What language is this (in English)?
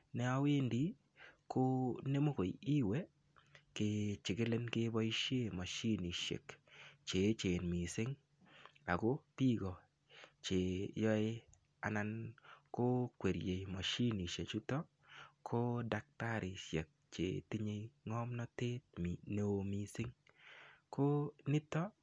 Kalenjin